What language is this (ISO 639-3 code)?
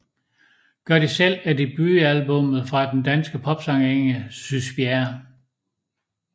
dan